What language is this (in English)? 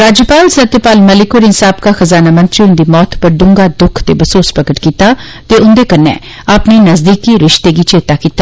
Dogri